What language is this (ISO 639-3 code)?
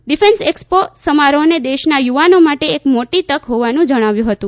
guj